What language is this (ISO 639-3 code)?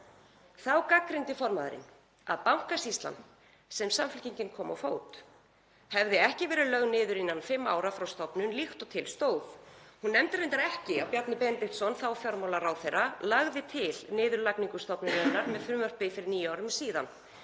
isl